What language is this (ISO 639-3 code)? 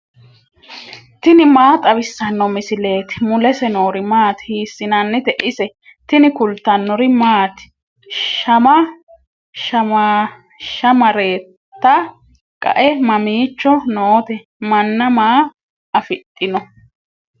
sid